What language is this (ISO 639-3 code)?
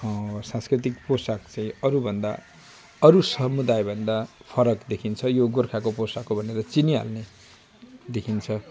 nep